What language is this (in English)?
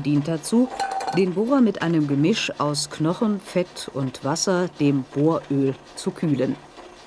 German